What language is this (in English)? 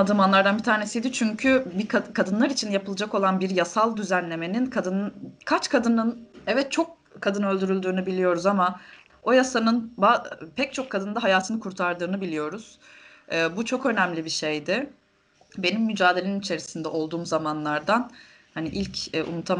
Turkish